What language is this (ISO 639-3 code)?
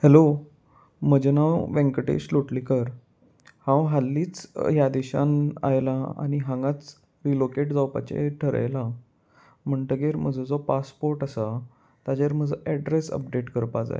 kok